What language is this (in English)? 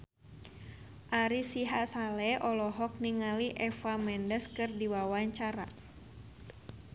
Sundanese